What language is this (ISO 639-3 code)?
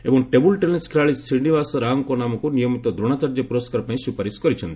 ori